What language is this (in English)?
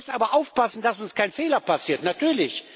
German